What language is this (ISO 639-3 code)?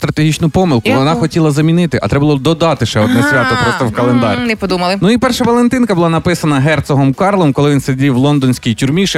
ukr